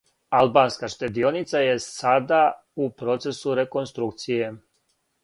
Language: Serbian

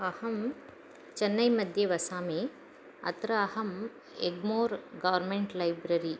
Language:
Sanskrit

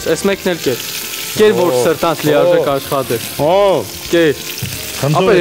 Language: Romanian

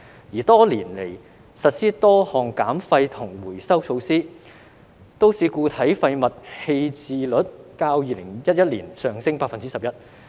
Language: Cantonese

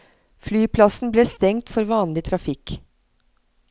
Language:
Norwegian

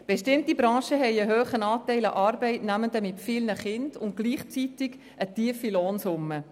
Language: Swiss German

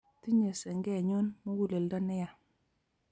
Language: Kalenjin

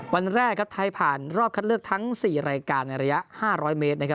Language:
Thai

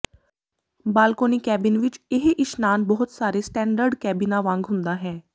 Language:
Punjabi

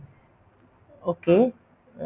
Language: Punjabi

